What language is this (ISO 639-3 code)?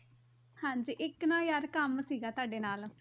pan